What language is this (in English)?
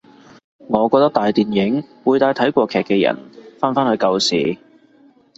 Cantonese